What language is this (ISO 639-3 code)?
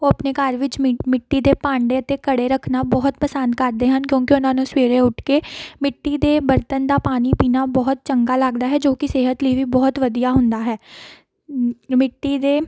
pan